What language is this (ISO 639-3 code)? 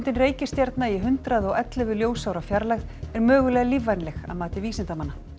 isl